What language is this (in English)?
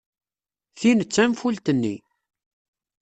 Kabyle